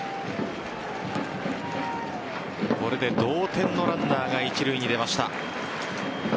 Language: Japanese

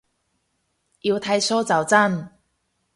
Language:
Cantonese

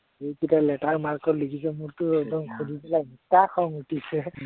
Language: Assamese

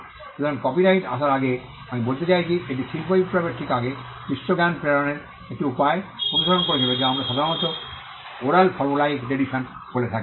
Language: Bangla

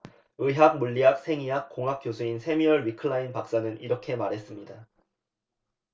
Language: Korean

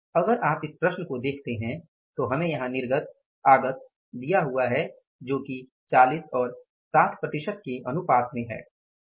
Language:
Hindi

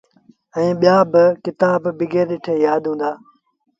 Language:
Sindhi Bhil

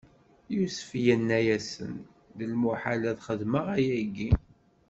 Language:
Kabyle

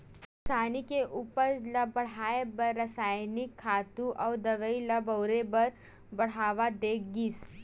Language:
Chhattisgarhi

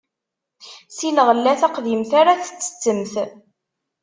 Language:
Kabyle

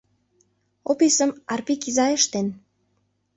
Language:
Mari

